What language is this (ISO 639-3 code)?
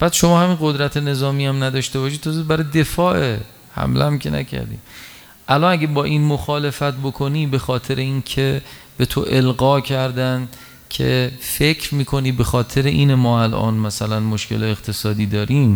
fas